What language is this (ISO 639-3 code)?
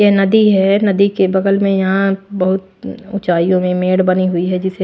hin